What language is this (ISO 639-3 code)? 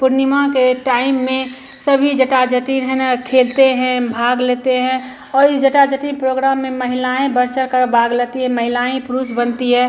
hin